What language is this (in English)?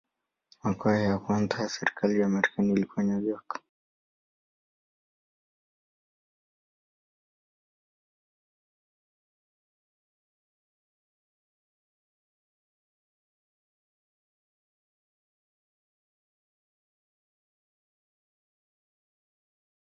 Swahili